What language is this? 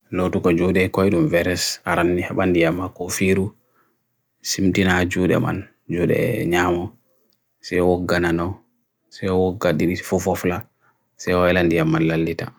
Bagirmi Fulfulde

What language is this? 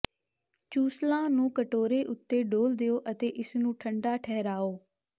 Punjabi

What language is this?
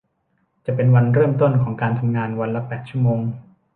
Thai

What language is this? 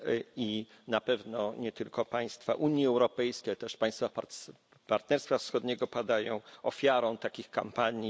Polish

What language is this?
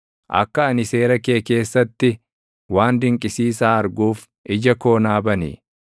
Oromo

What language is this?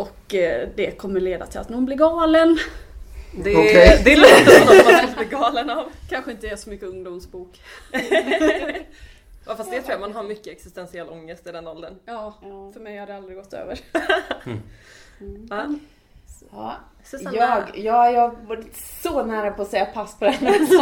Swedish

